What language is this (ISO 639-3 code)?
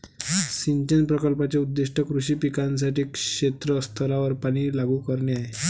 mar